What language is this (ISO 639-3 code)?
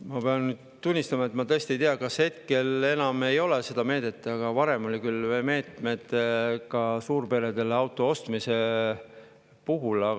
est